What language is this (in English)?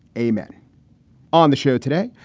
English